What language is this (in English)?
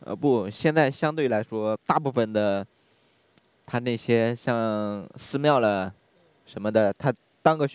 Chinese